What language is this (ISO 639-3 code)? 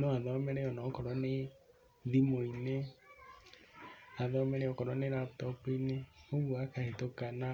kik